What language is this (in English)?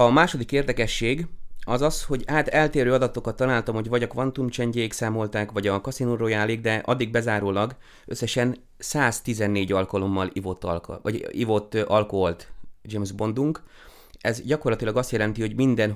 Hungarian